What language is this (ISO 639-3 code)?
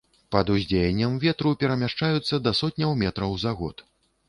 bel